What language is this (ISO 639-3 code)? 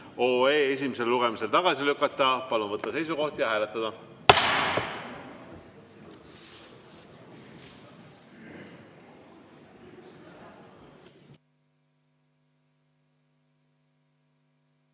est